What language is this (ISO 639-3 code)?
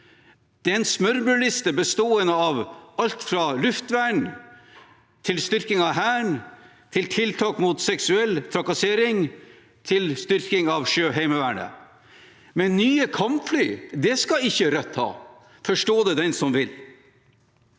nor